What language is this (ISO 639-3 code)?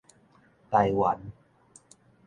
nan